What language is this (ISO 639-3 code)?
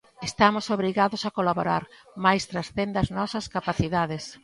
glg